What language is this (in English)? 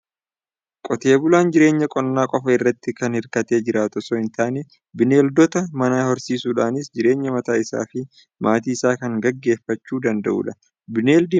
Oromo